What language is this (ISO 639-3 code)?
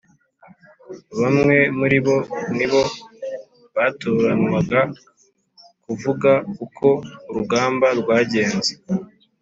kin